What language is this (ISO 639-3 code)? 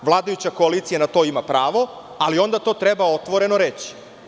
srp